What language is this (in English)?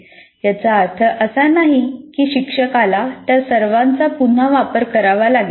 Marathi